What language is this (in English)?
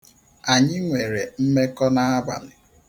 Igbo